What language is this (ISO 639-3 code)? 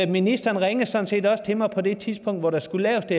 dan